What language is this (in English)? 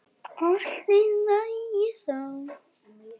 Icelandic